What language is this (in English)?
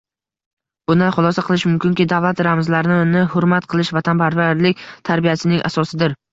Uzbek